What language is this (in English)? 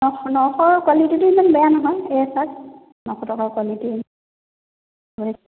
Assamese